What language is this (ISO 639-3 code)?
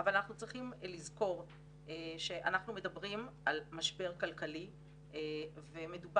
heb